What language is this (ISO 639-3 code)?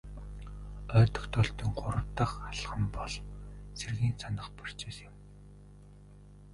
mon